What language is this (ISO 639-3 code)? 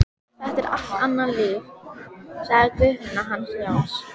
isl